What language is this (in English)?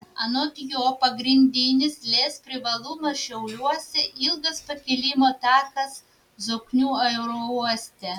Lithuanian